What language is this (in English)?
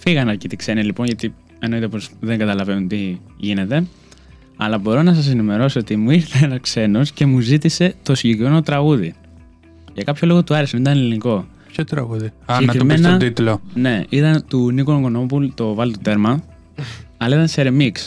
Greek